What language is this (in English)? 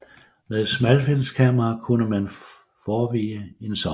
Danish